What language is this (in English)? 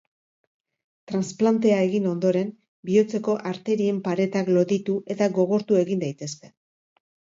Basque